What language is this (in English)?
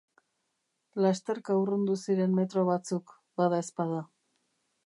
Basque